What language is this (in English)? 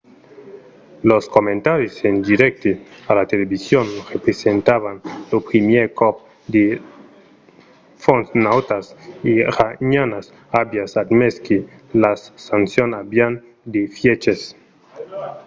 Occitan